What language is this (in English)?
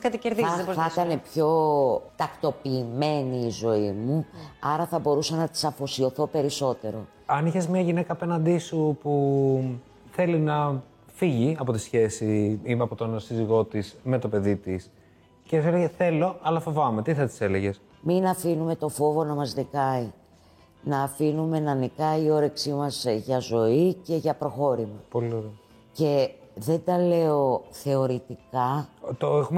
Greek